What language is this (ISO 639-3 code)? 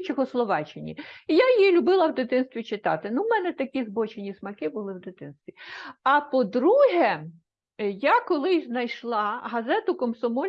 ukr